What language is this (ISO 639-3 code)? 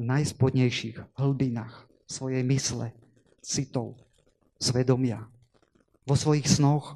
slk